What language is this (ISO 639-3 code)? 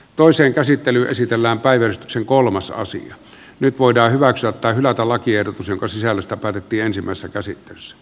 fin